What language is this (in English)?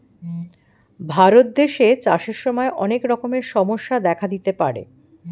Bangla